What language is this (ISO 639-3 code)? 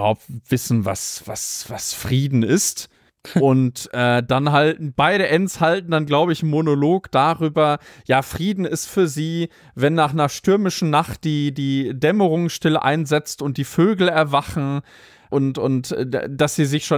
deu